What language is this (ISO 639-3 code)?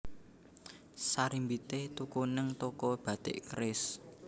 jav